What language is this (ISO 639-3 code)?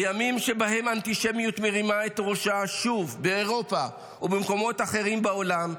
heb